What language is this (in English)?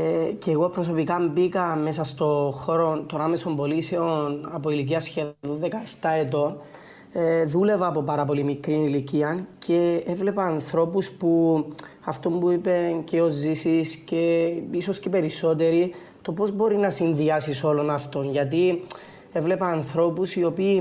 Greek